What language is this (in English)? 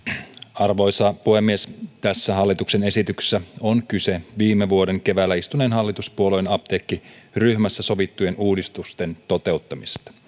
Finnish